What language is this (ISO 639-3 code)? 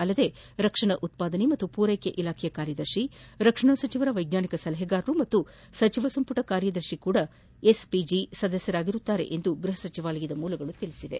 kan